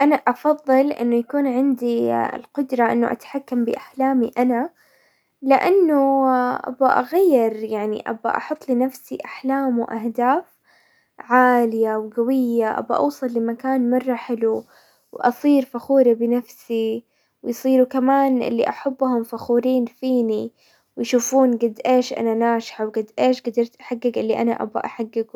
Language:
Hijazi Arabic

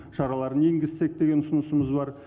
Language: Kazakh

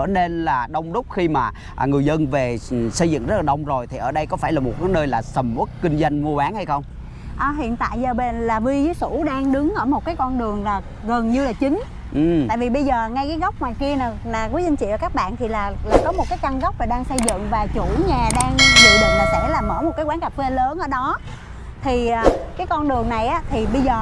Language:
Vietnamese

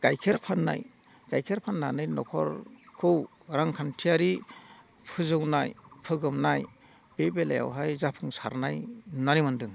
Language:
Bodo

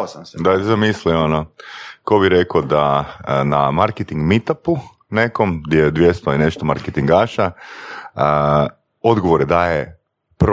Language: Croatian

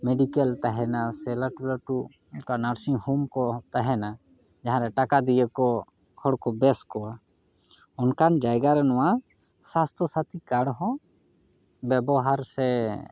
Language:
Santali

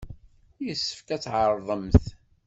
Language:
Kabyle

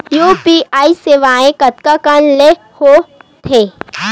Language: Chhattisgarhi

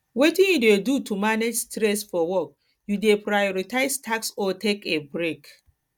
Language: Nigerian Pidgin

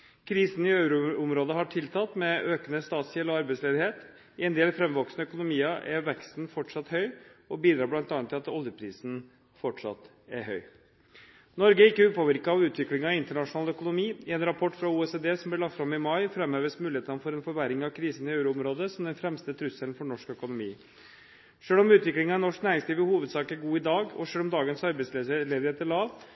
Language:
Norwegian Bokmål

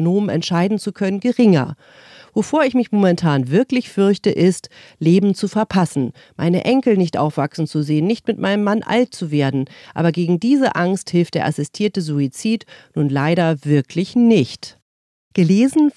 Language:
German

